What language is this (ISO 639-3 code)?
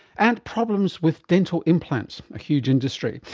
eng